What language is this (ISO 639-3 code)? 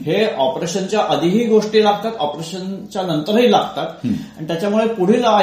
mar